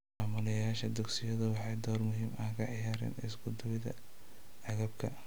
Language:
Somali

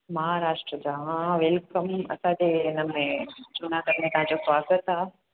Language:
Sindhi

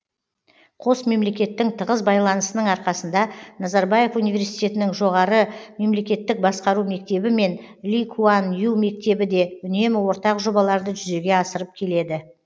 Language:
Kazakh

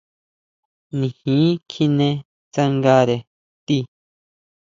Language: Huautla Mazatec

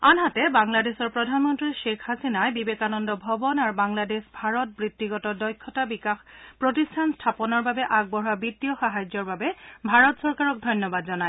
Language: Assamese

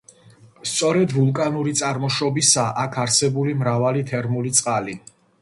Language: Georgian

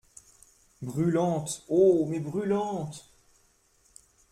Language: French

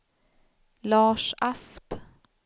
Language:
Swedish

